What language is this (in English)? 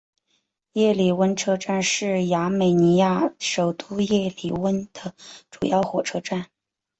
Chinese